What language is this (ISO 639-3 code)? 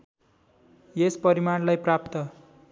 nep